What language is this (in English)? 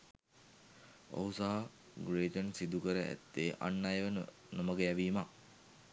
Sinhala